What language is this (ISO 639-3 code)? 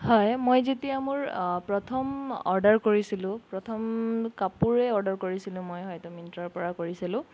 asm